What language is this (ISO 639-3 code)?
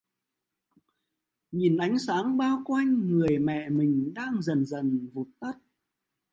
vie